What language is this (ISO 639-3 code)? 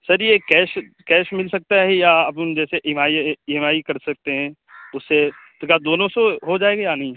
urd